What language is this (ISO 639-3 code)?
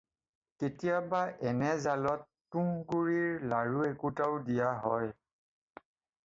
asm